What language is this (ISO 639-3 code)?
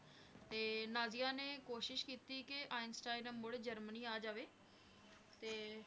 pan